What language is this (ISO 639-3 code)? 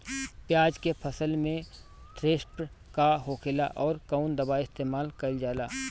bho